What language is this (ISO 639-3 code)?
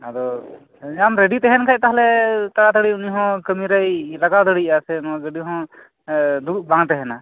sat